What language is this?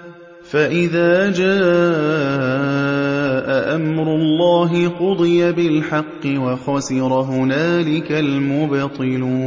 Arabic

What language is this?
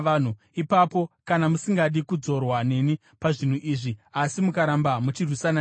Shona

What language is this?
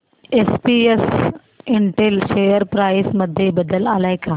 Marathi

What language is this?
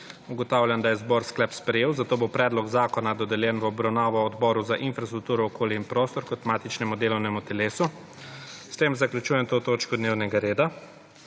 Slovenian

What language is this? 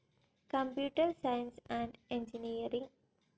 Malayalam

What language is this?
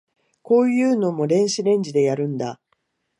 Japanese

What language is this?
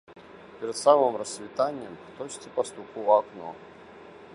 Belarusian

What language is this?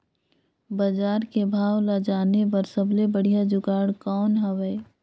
Chhattisgarhi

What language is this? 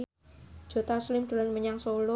Javanese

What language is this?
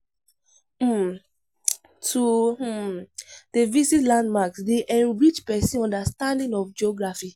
Nigerian Pidgin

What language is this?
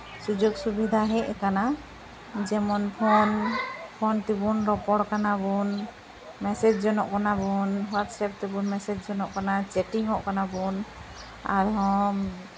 Santali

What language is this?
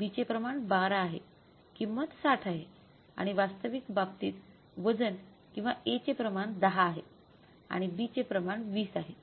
Marathi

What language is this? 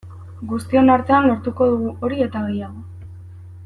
Basque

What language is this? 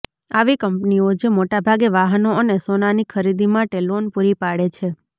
Gujarati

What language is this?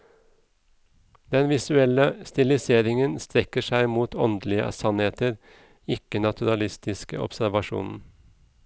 Norwegian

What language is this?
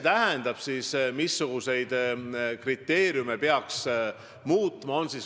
Estonian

